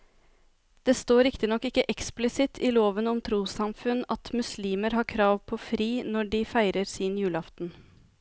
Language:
Norwegian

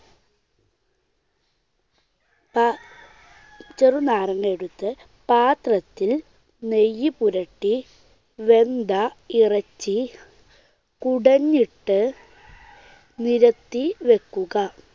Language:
Malayalam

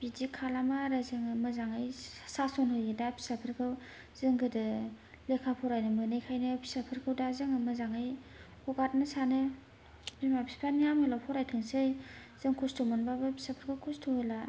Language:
Bodo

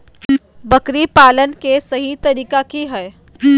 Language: Magahi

